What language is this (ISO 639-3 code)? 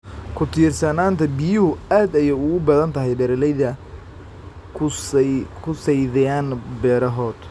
som